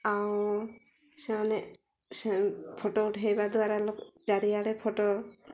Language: Odia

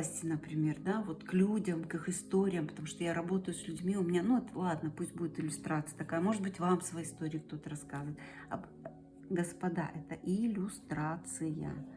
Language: Russian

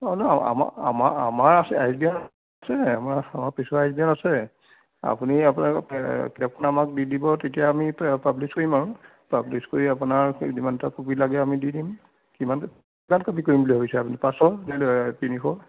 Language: Assamese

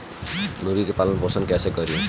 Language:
Bhojpuri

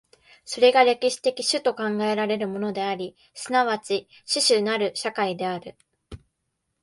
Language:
Japanese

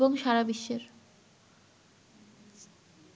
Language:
Bangla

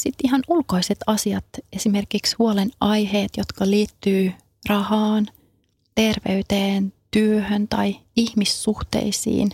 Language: Finnish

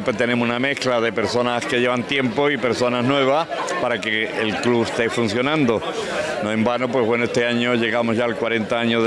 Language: Spanish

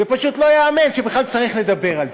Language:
Hebrew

